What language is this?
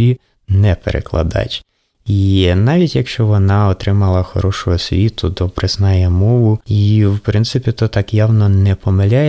Ukrainian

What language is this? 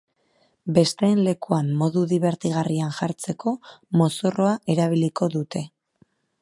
Basque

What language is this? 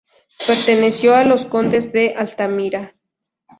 Spanish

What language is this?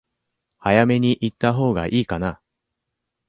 Japanese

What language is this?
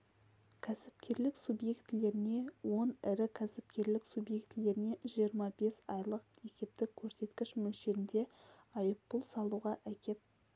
Kazakh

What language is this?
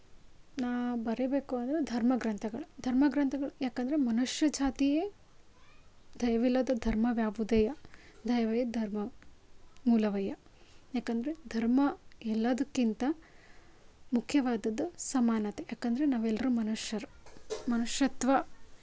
Kannada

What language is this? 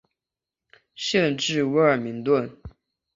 Chinese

